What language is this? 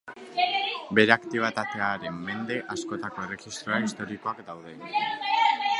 Basque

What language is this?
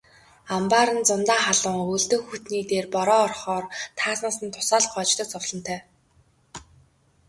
Mongolian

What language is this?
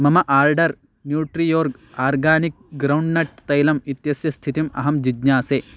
Sanskrit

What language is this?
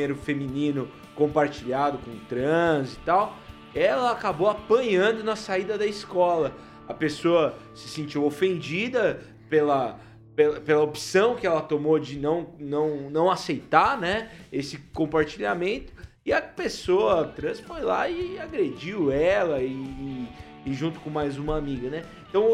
Portuguese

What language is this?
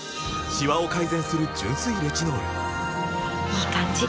Japanese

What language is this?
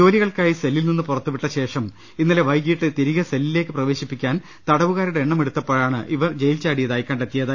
Malayalam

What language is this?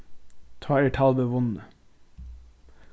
Faroese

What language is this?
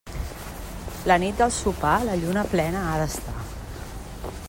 Catalan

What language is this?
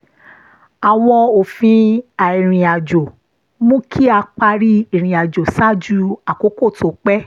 Yoruba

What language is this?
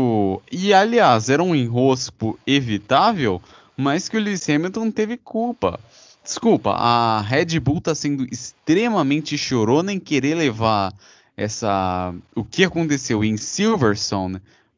Portuguese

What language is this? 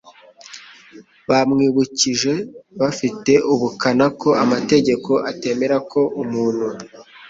Kinyarwanda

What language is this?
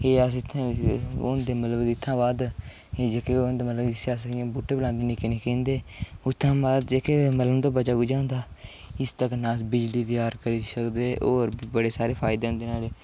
Dogri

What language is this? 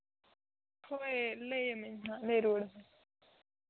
Santali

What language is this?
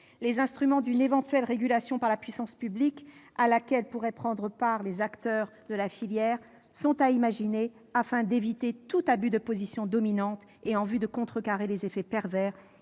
French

